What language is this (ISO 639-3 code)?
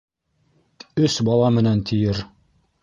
bak